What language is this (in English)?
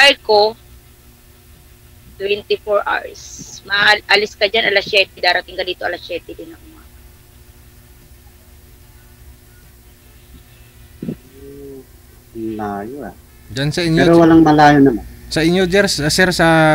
Filipino